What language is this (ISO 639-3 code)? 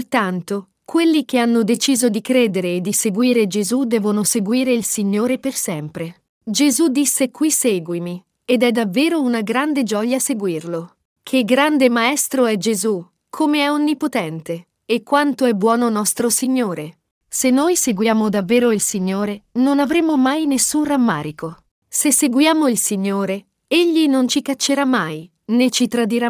ita